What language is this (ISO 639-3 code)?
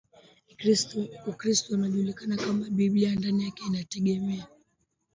swa